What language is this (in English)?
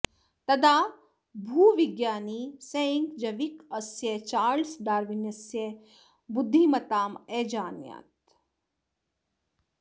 Sanskrit